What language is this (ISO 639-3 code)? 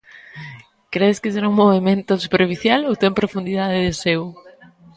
glg